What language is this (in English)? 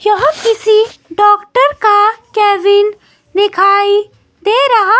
Hindi